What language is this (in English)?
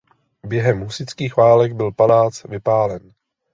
Czech